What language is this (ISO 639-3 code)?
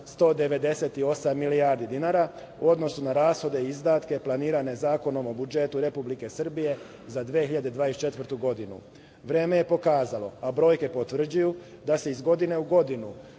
srp